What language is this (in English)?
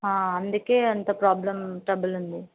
Telugu